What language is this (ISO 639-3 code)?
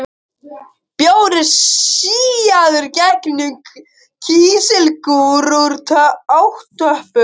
isl